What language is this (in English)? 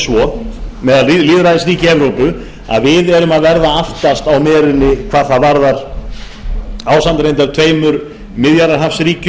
Icelandic